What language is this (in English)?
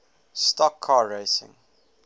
English